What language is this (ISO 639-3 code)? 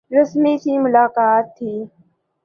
urd